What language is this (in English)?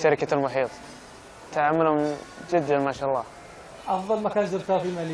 Arabic